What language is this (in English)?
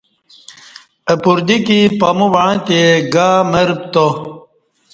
Kati